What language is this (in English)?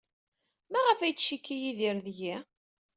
Kabyle